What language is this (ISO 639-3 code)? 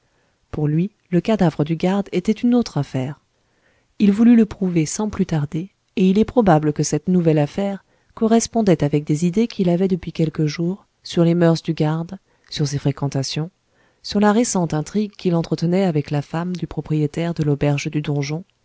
fra